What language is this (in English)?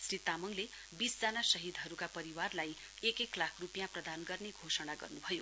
Nepali